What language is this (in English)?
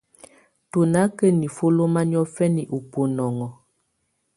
Tunen